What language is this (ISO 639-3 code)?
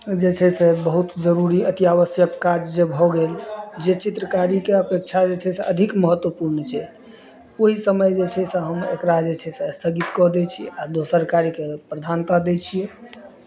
mai